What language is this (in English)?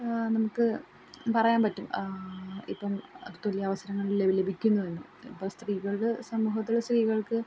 Malayalam